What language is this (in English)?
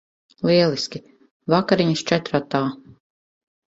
Latvian